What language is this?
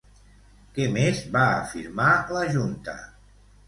Catalan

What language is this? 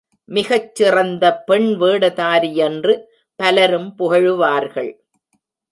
Tamil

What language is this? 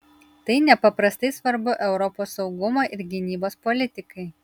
Lithuanian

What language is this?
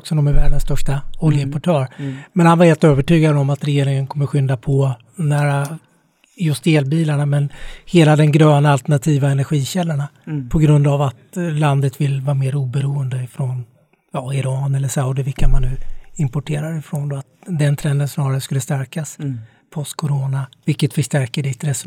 Swedish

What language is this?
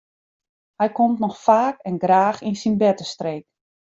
Western Frisian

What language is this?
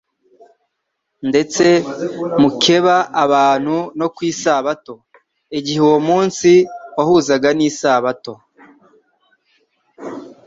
Kinyarwanda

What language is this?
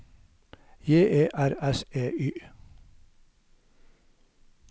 Norwegian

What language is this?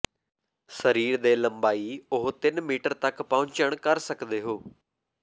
Punjabi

